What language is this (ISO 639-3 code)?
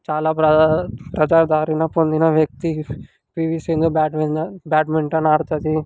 tel